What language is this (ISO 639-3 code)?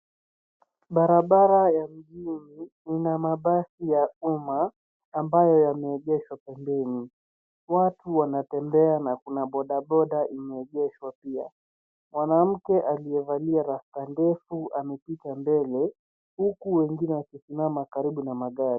swa